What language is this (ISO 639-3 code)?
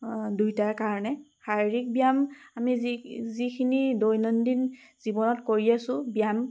asm